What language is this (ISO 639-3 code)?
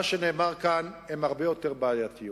heb